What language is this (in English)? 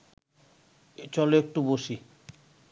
Bangla